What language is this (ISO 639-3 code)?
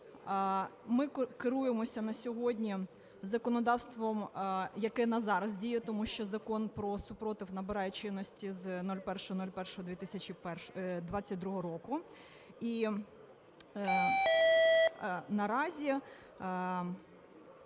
ukr